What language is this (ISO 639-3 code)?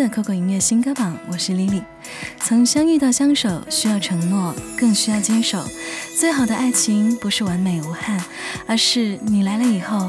zho